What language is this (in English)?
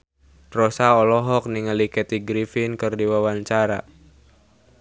Sundanese